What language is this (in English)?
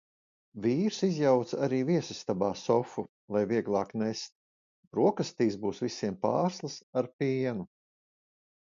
Latvian